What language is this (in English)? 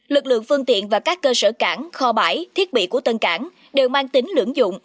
Vietnamese